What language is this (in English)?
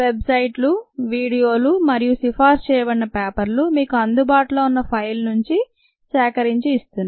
Telugu